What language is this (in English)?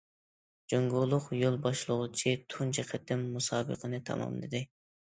Uyghur